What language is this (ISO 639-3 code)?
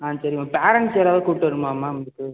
tam